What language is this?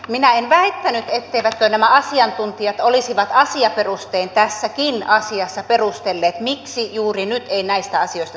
Finnish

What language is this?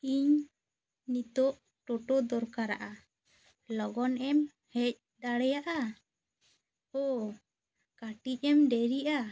Santali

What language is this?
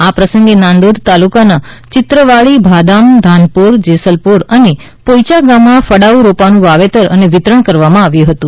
Gujarati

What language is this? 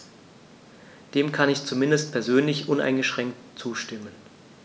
German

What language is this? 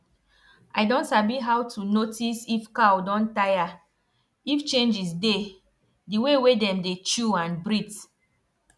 Nigerian Pidgin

